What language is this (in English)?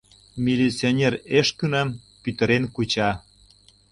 Mari